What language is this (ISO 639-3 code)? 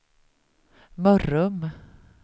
swe